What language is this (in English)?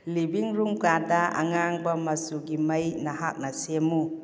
Manipuri